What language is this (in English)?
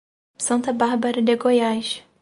Portuguese